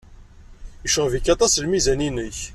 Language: Kabyle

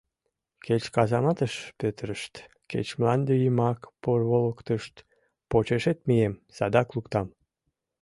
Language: Mari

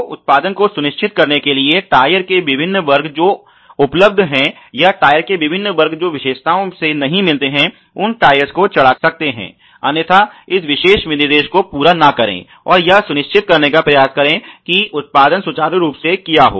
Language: Hindi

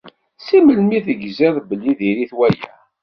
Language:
Kabyle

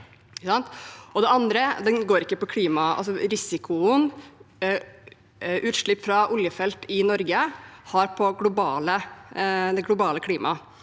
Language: Norwegian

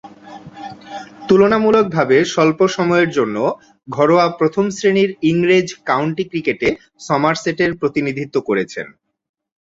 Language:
Bangla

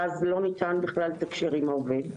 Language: Hebrew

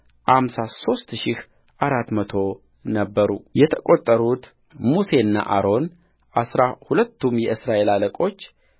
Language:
Amharic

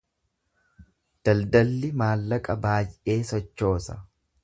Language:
Oromo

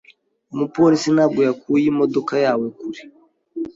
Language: Kinyarwanda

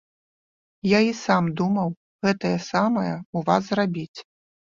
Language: Belarusian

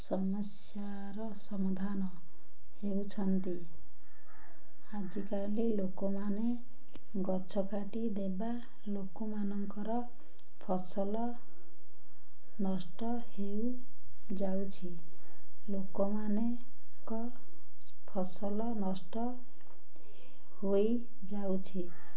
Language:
Odia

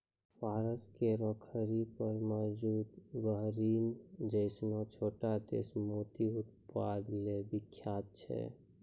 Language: Maithili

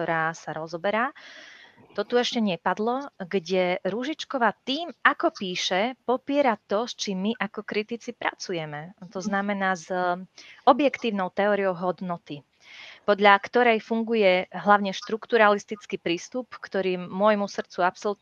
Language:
Slovak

